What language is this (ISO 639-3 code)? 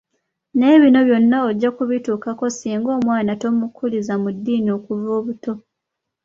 lug